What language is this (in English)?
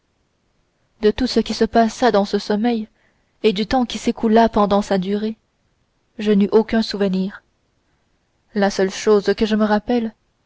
French